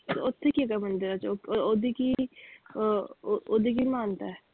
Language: Punjabi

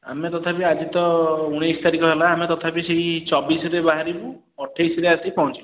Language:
Odia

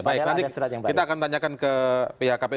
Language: Indonesian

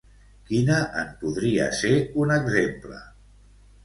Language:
Catalan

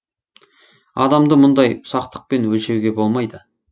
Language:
Kazakh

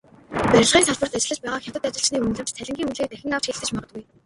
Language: Mongolian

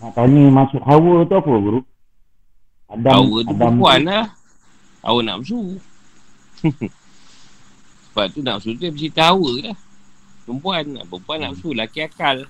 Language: Malay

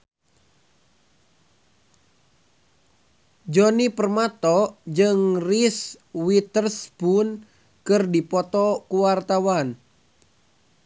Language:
Sundanese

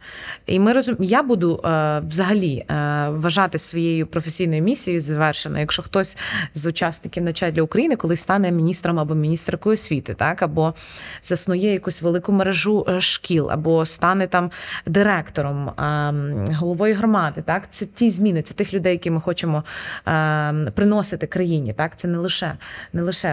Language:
Ukrainian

